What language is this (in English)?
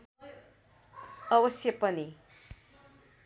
Nepali